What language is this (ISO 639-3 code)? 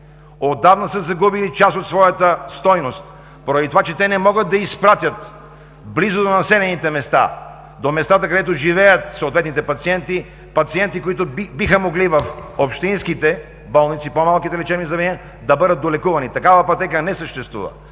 bul